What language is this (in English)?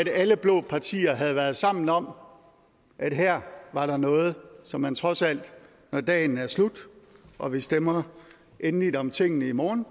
Danish